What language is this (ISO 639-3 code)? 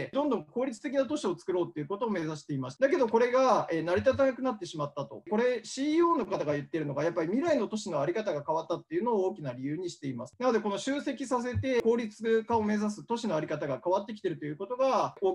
jpn